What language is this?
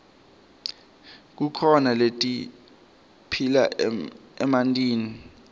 Swati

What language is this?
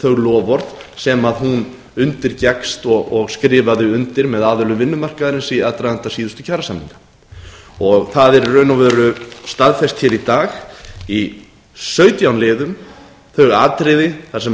Icelandic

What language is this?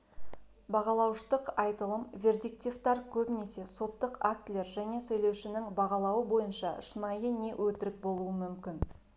Kazakh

